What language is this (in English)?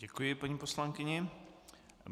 Czech